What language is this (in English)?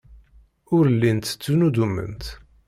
Kabyle